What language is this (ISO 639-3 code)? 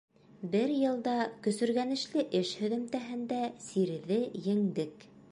bak